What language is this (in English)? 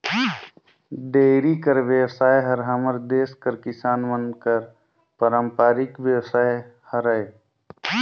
Chhattisgarhi